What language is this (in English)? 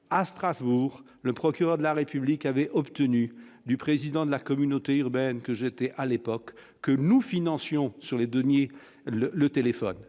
French